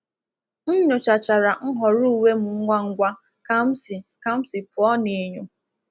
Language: Igbo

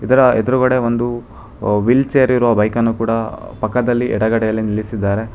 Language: Kannada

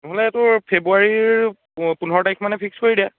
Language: Assamese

